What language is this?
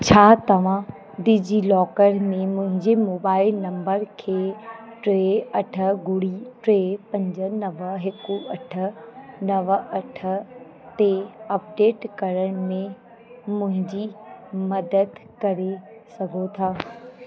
Sindhi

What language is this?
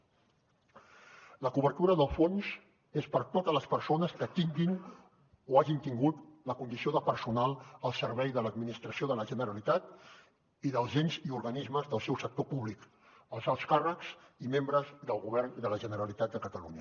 Catalan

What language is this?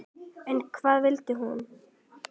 Icelandic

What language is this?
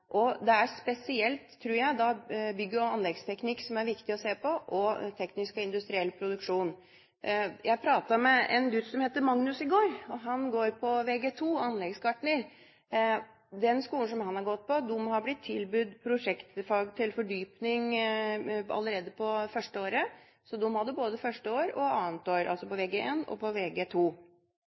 Norwegian Bokmål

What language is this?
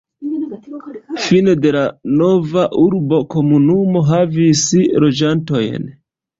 Esperanto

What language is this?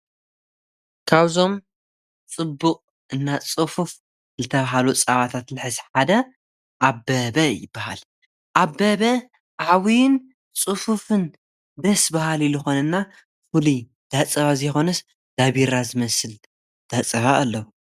Tigrinya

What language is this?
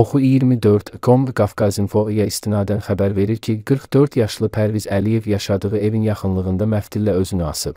Turkish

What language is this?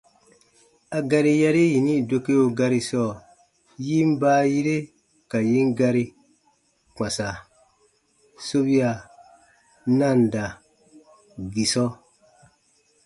Baatonum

